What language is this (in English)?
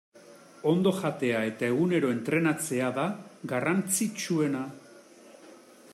Basque